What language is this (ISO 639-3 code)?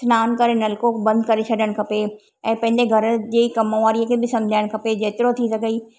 snd